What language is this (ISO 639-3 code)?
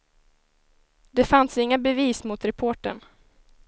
swe